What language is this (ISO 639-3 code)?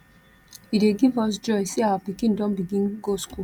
pcm